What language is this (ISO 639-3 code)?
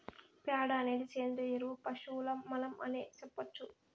tel